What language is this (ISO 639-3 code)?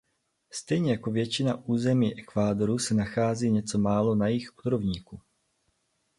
ces